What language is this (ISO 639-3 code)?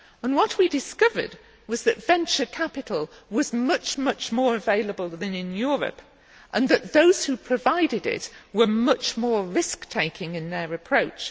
eng